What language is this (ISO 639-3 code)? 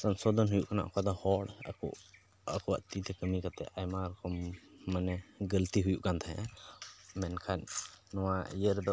sat